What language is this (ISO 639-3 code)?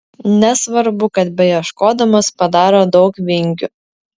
lit